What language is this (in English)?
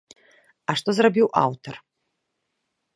Belarusian